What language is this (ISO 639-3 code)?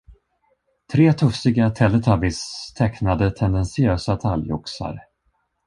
swe